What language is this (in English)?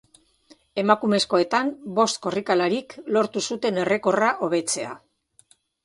Basque